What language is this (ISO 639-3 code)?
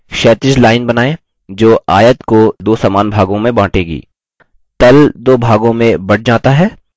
hin